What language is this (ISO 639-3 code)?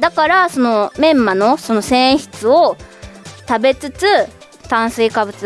jpn